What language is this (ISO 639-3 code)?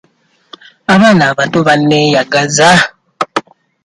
lug